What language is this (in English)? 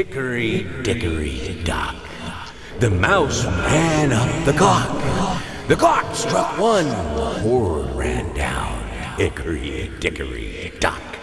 Turkish